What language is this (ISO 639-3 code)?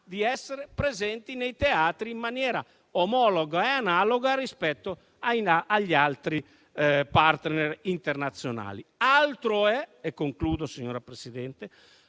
ita